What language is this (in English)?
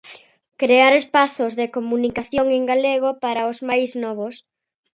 Galician